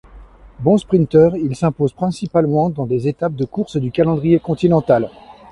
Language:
French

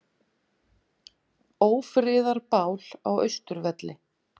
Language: Icelandic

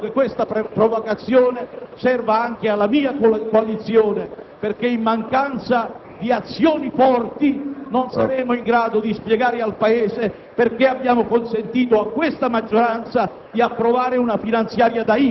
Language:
Italian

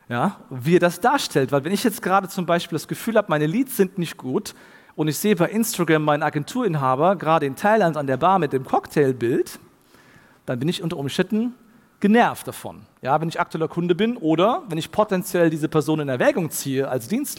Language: German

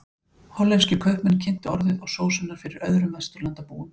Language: Icelandic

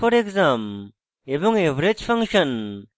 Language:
Bangla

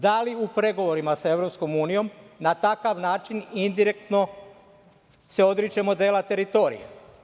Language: Serbian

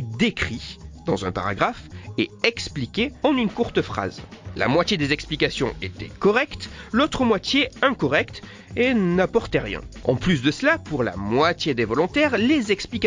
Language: French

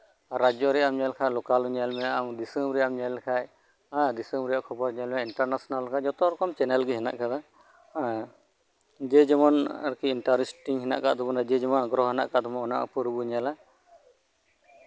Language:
Santali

